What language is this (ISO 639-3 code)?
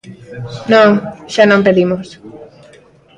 glg